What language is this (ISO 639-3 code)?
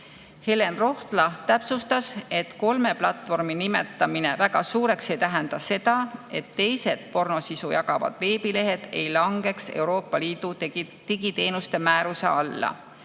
est